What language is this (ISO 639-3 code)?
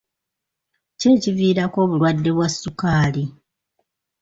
lug